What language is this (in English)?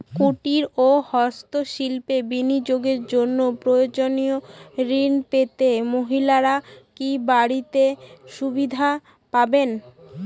Bangla